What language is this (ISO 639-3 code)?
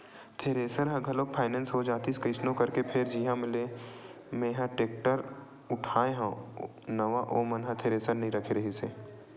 hne